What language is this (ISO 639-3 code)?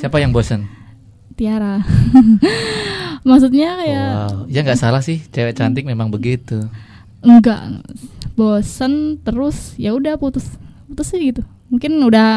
ind